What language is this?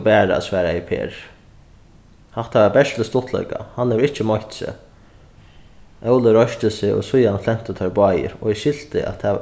Faroese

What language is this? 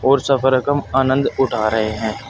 Hindi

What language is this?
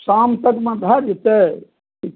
Maithili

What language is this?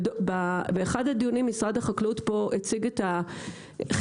Hebrew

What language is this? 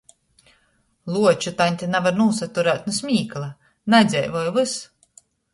Latgalian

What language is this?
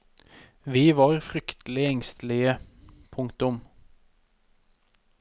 Norwegian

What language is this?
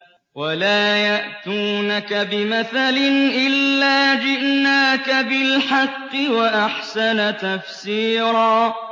Arabic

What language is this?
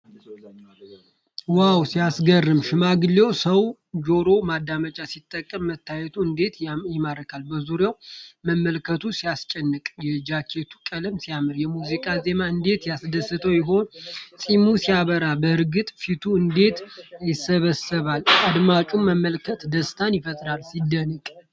Amharic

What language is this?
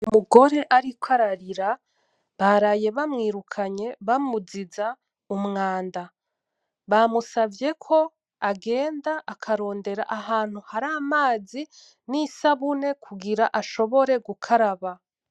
Rundi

